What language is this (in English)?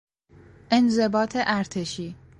Persian